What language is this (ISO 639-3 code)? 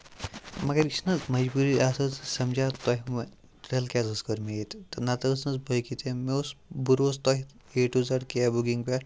kas